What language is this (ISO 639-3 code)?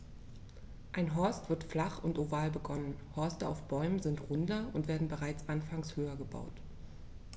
deu